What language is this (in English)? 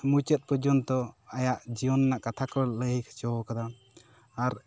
Santali